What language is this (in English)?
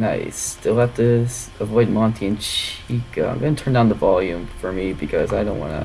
English